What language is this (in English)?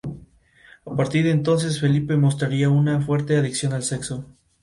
Spanish